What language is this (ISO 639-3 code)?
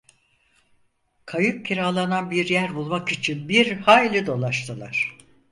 tur